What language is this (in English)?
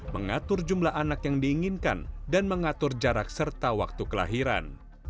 Indonesian